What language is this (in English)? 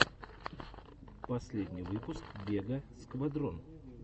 Russian